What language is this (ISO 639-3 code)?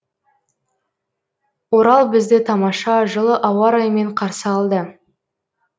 kaz